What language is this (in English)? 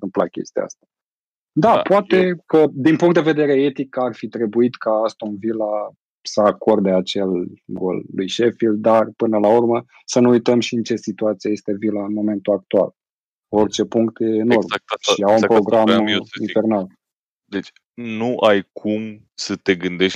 Romanian